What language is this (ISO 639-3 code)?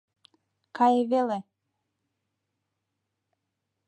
chm